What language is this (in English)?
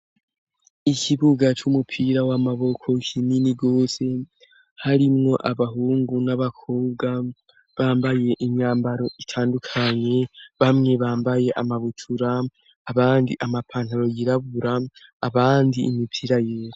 Rundi